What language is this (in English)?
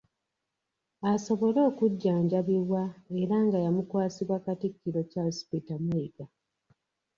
Ganda